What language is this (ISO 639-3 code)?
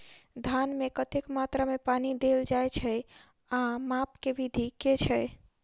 mai